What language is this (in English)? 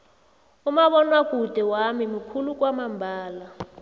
South Ndebele